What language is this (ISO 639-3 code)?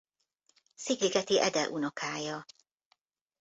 hun